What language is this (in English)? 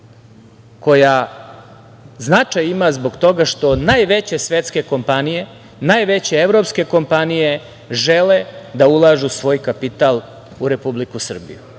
Serbian